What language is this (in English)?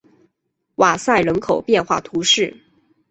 Chinese